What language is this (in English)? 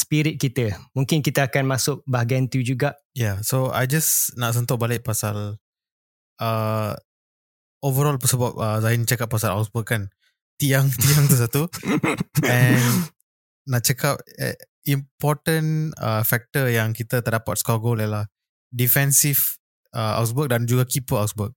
Malay